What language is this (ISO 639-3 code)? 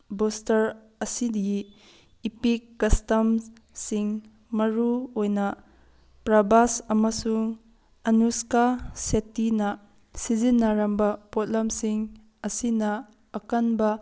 mni